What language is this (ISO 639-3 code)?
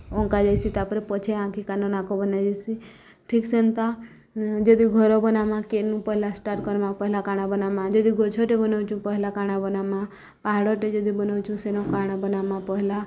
ori